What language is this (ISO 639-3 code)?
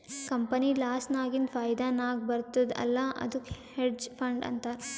kan